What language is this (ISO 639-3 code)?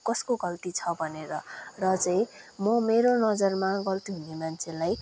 nep